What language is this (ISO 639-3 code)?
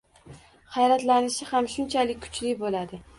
uzb